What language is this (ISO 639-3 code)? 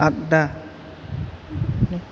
brx